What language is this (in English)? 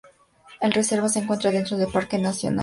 Spanish